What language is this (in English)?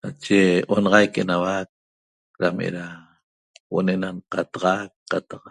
Toba